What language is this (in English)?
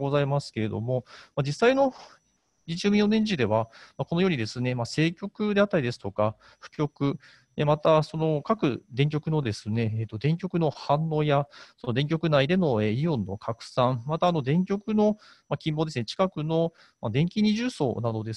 Japanese